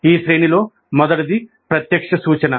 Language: Telugu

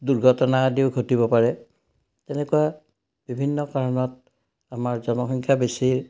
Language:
Assamese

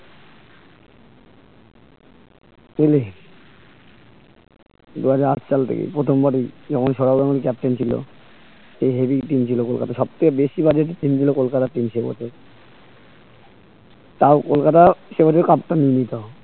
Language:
Bangla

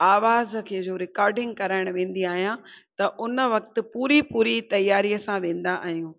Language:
Sindhi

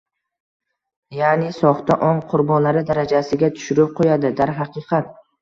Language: Uzbek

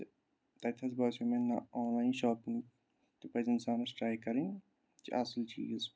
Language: Kashmiri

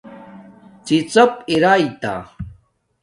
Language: Domaaki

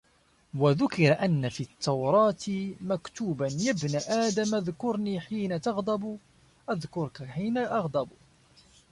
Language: Arabic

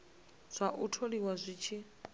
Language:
Venda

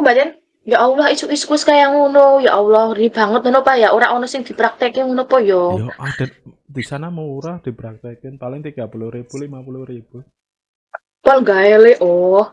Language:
Indonesian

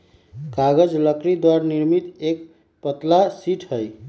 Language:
Magahi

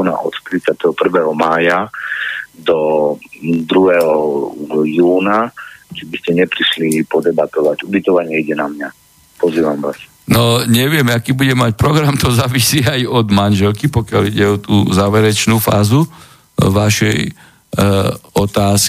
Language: Slovak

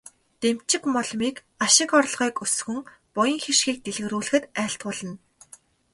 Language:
Mongolian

